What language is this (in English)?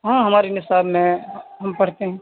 Urdu